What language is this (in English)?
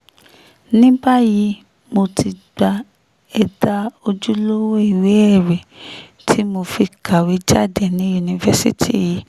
Yoruba